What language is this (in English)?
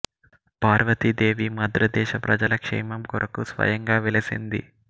Telugu